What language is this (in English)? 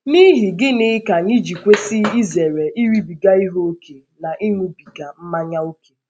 Igbo